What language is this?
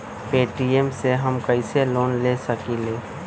Magahi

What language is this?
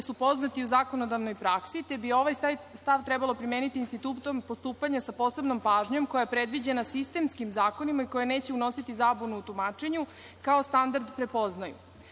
Serbian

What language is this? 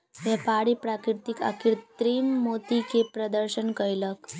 Maithili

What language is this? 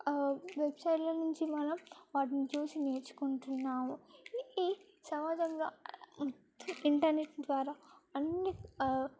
Telugu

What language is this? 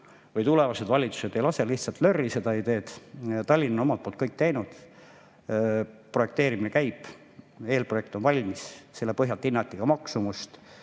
Estonian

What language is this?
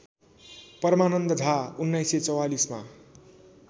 Nepali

